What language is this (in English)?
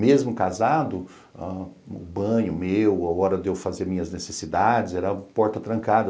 Portuguese